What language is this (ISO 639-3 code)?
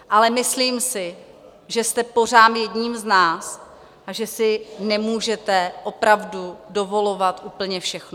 ces